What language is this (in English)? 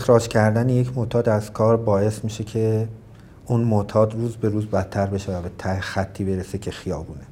Persian